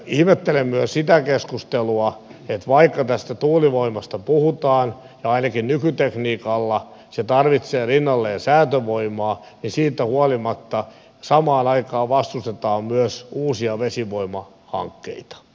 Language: Finnish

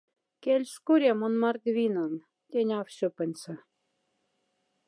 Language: Moksha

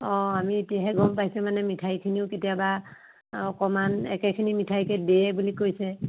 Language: Assamese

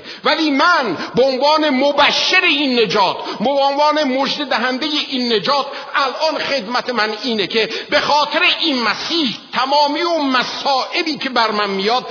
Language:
Persian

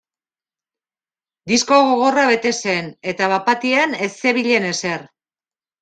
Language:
Basque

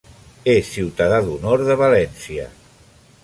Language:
Catalan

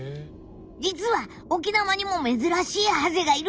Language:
Japanese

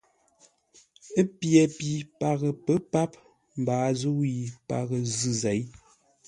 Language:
Ngombale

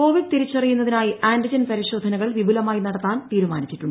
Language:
Malayalam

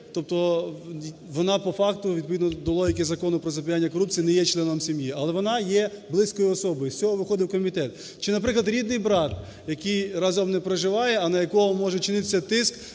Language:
Ukrainian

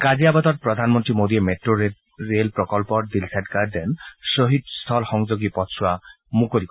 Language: Assamese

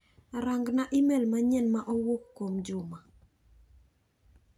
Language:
Luo (Kenya and Tanzania)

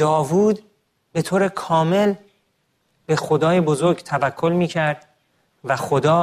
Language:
Persian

